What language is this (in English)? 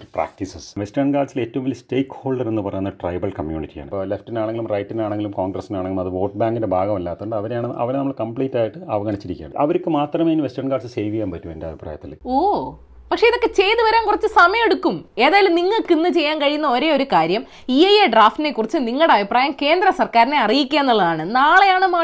Malayalam